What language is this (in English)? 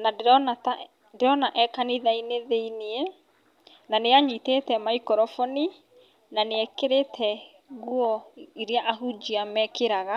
Kikuyu